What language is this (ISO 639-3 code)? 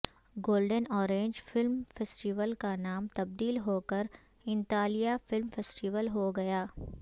urd